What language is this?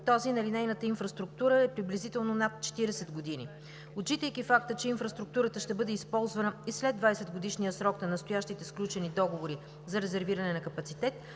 Bulgarian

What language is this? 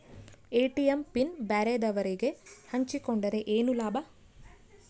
Kannada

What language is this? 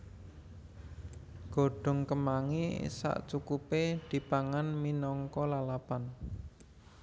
Javanese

